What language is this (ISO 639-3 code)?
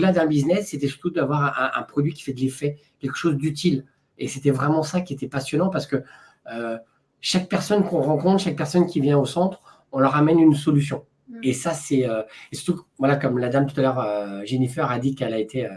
fra